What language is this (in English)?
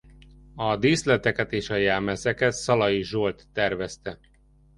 Hungarian